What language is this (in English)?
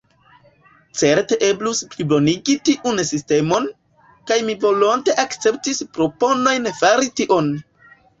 Esperanto